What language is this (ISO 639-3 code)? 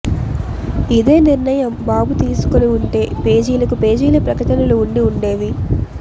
tel